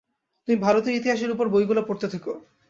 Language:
Bangla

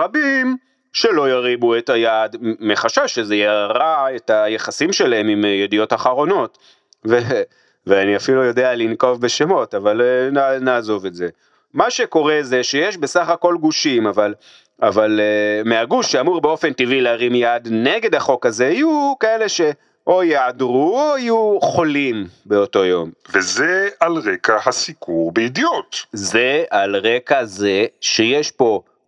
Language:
Hebrew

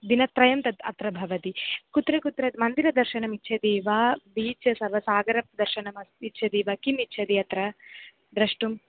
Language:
Sanskrit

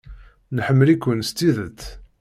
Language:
Kabyle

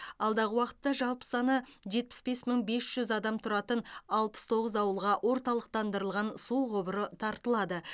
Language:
Kazakh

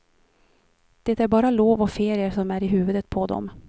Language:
Swedish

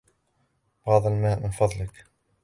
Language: Arabic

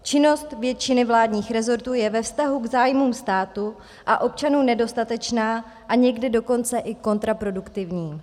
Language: Czech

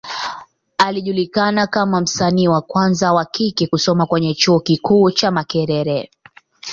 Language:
Swahili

